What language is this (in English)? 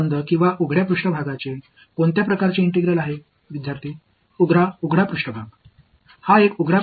Tamil